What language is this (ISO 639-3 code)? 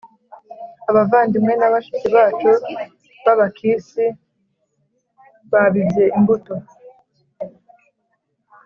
kin